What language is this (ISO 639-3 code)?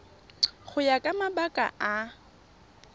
tsn